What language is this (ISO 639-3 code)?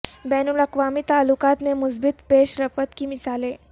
urd